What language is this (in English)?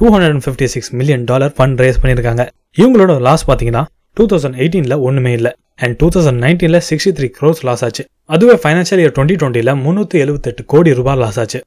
Tamil